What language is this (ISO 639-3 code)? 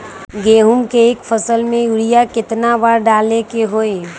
mag